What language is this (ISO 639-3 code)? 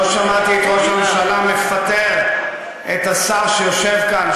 heb